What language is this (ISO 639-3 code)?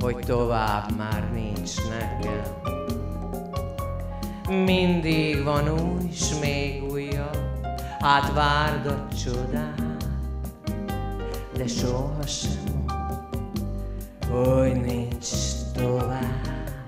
hun